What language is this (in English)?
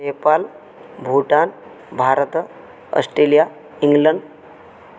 Sanskrit